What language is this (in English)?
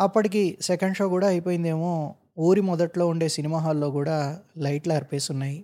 Telugu